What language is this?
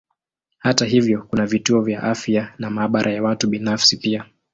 Swahili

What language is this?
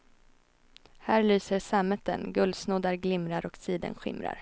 Swedish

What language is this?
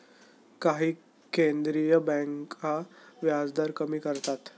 Marathi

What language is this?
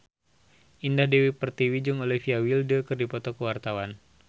Sundanese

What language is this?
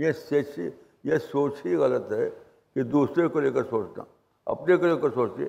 Urdu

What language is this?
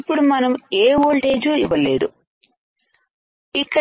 Telugu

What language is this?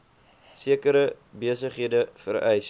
Afrikaans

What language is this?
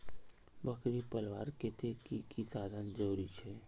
Magahi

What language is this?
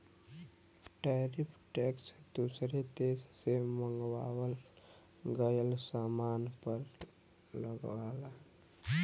Bhojpuri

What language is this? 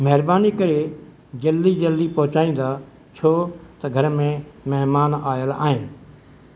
Sindhi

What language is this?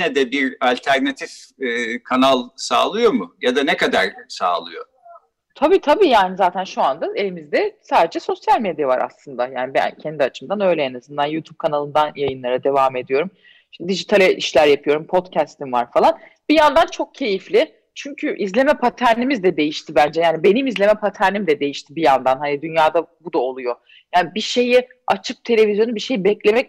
Turkish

